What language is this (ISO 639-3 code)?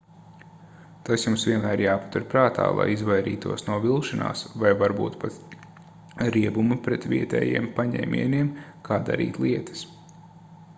lav